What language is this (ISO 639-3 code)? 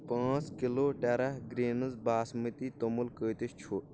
kas